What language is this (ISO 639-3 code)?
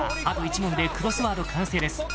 jpn